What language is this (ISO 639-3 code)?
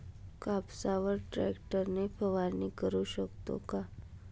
mar